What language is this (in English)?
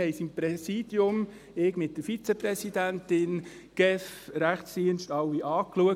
Swiss German